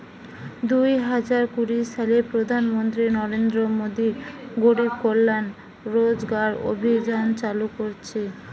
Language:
Bangla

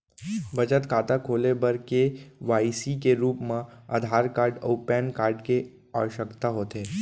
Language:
Chhattisgarhi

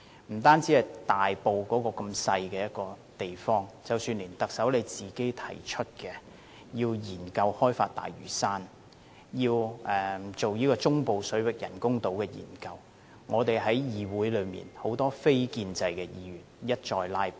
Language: Cantonese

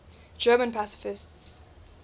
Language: English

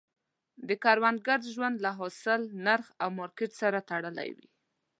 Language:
Pashto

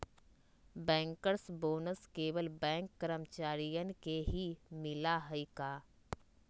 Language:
Magahi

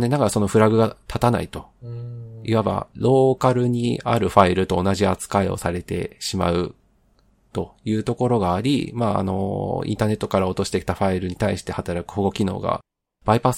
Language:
Japanese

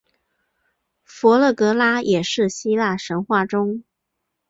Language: Chinese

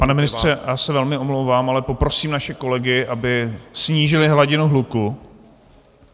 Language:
Czech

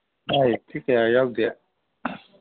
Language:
Manipuri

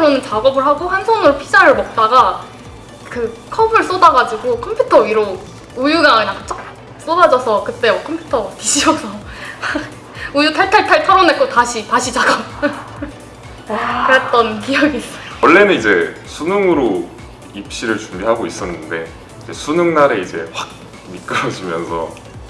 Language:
Korean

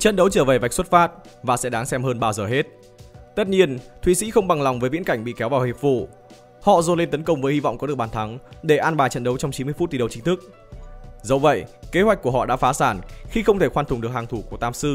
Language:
Vietnamese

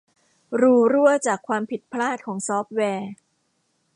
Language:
Thai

